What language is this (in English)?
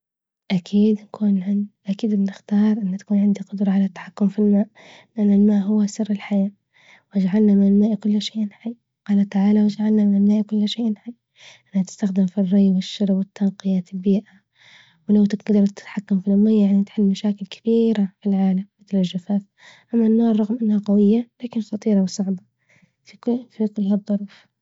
Libyan Arabic